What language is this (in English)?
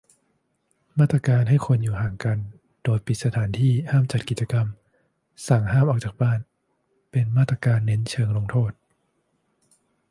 Thai